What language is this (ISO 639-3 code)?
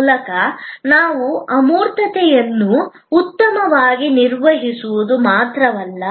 kan